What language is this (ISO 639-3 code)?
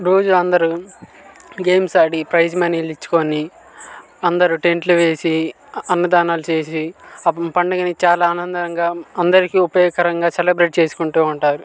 tel